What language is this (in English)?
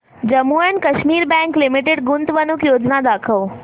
Marathi